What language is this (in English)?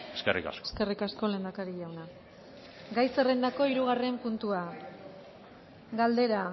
Basque